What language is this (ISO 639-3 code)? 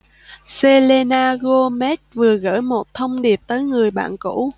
vie